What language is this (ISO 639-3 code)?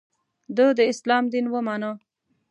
pus